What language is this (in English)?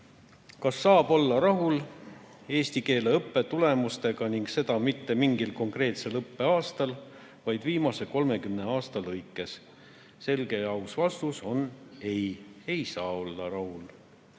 Estonian